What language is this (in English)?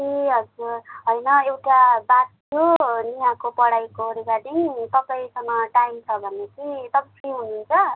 Nepali